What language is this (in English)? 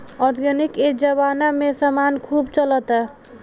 Bhojpuri